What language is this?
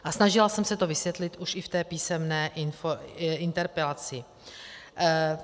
Czech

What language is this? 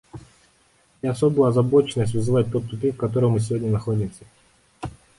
Russian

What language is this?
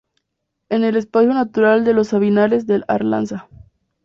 Spanish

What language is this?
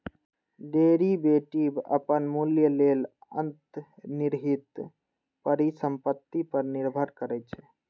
Maithili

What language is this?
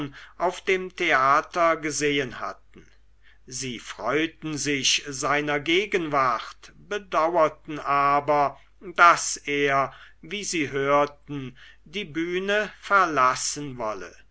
German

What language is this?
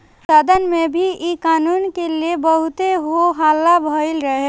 Bhojpuri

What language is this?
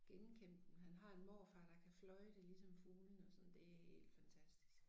Danish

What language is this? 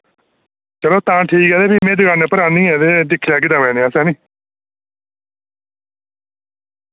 Dogri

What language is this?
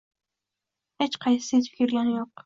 Uzbek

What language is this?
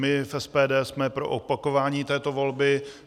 Czech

